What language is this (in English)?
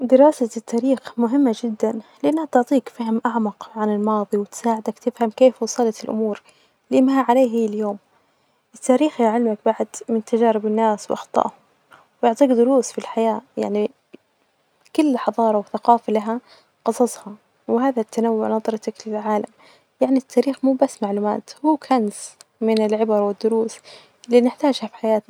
Najdi Arabic